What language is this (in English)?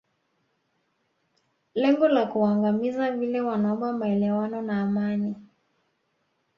Swahili